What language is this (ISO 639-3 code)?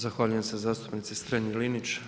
hrv